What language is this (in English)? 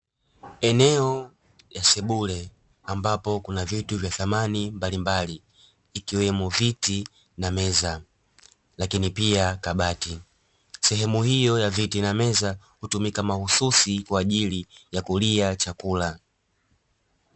Swahili